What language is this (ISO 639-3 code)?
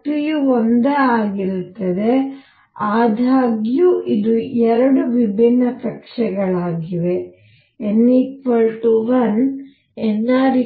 kan